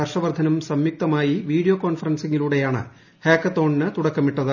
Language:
Malayalam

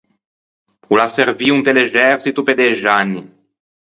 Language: Ligurian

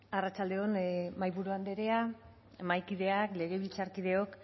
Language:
Basque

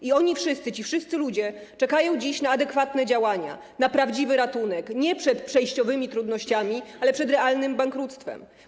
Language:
Polish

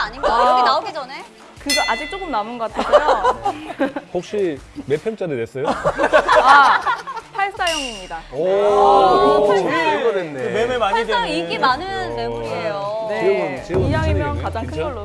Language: Korean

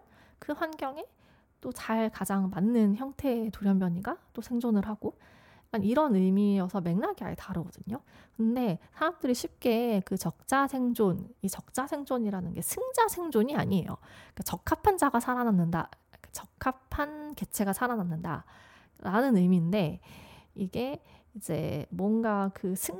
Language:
Korean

